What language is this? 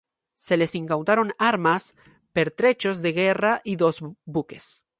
Spanish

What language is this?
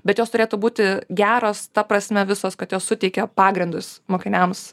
Lithuanian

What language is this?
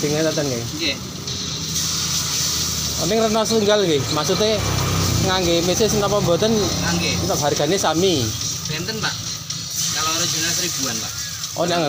Indonesian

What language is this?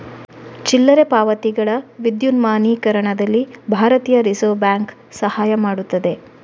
Kannada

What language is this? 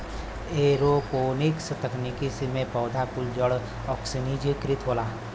Bhojpuri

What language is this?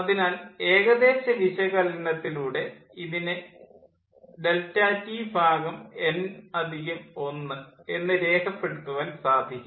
Malayalam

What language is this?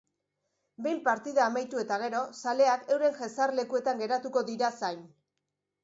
Basque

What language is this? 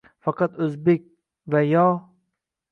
Uzbek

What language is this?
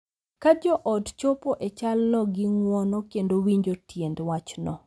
Luo (Kenya and Tanzania)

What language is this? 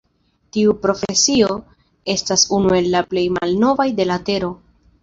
Esperanto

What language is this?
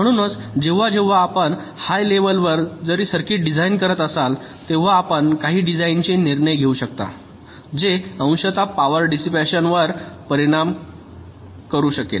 Marathi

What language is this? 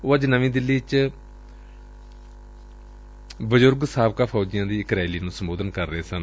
Punjabi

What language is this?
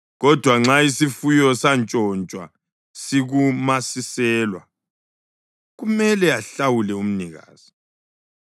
North Ndebele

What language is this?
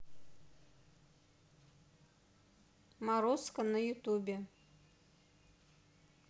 Russian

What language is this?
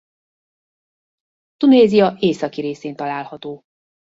Hungarian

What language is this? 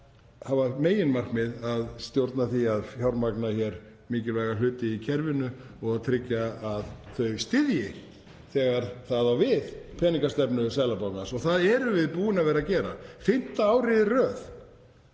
Icelandic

